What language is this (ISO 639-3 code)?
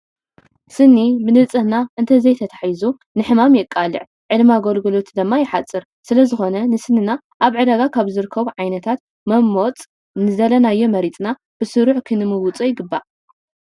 tir